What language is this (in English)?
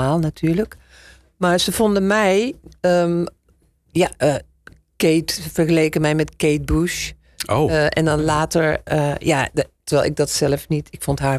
Dutch